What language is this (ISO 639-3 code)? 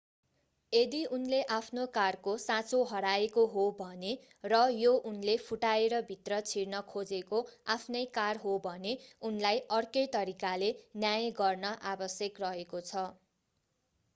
nep